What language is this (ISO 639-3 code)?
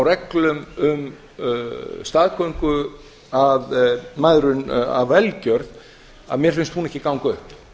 isl